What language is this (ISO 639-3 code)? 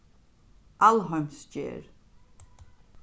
fao